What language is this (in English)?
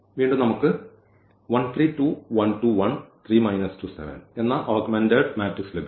Malayalam